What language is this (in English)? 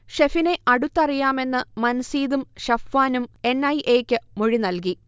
Malayalam